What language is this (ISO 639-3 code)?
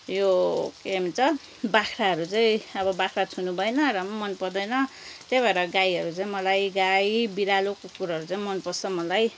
nep